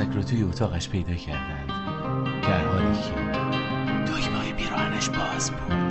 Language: Persian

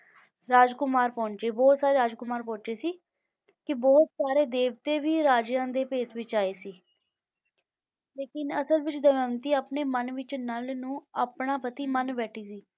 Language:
Punjabi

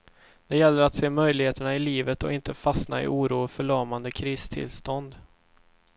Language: Swedish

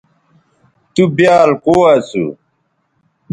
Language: Bateri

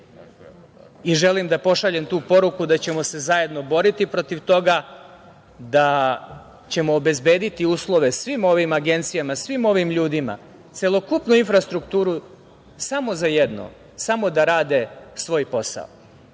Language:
Serbian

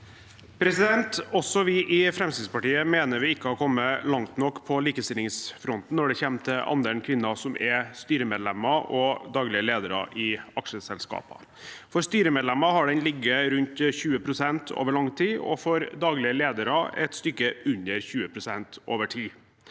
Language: Norwegian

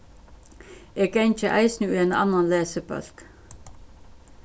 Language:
Faroese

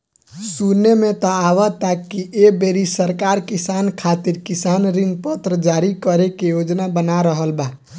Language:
Bhojpuri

